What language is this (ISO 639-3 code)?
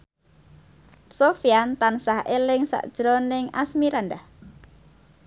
jav